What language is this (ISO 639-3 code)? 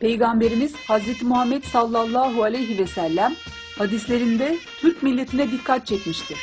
tur